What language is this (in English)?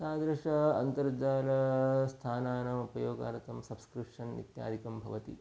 Sanskrit